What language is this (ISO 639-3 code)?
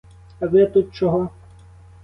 ukr